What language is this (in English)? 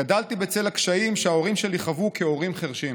Hebrew